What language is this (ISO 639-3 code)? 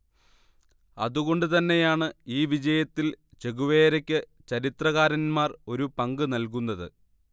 mal